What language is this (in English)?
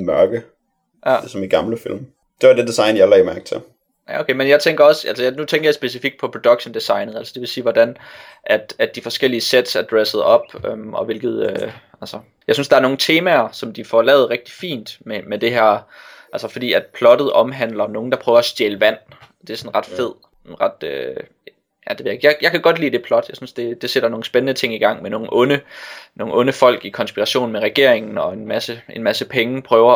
Danish